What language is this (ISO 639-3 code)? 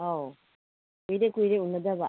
mni